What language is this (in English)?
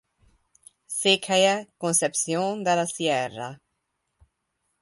Hungarian